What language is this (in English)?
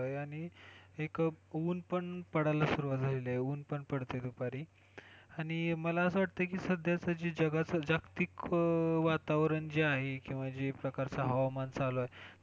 Marathi